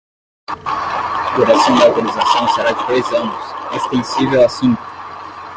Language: Portuguese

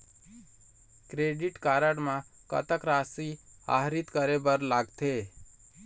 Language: Chhattisgarhi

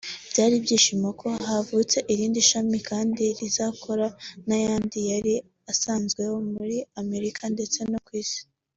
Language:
Kinyarwanda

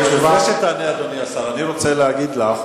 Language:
Hebrew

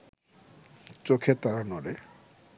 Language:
Bangla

